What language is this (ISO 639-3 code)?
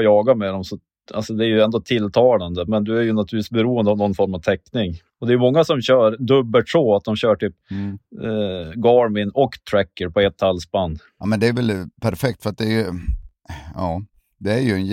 swe